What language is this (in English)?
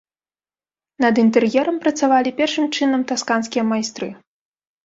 Belarusian